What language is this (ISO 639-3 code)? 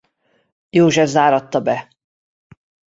hun